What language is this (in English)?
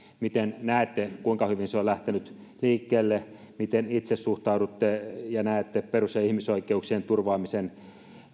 Finnish